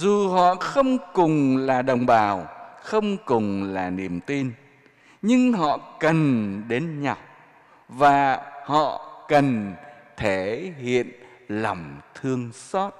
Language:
Vietnamese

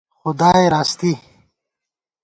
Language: Gawar-Bati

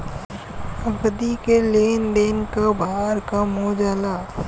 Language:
Bhojpuri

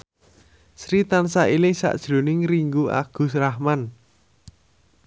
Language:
Javanese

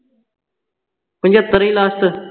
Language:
Punjabi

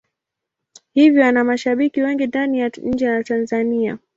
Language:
Swahili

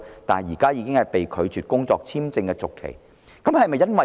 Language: Cantonese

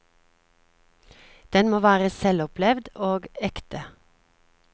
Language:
Norwegian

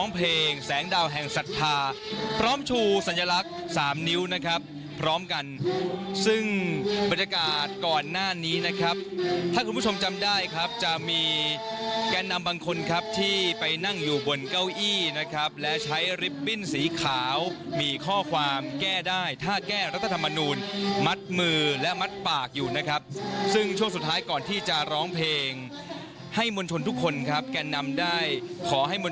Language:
Thai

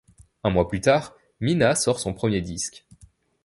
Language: French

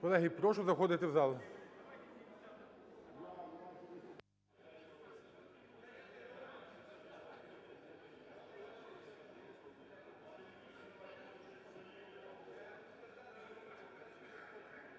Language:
Ukrainian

